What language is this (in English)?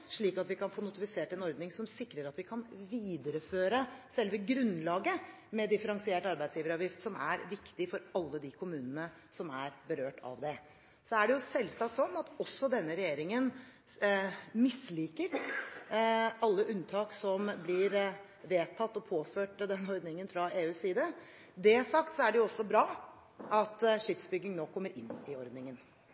Norwegian Bokmål